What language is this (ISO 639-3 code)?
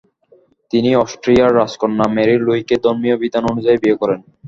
ben